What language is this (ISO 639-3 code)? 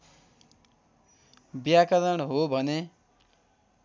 nep